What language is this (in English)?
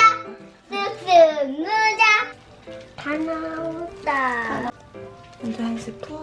Korean